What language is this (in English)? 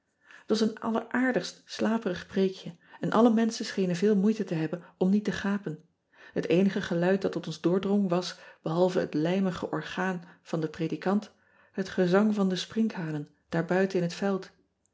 Dutch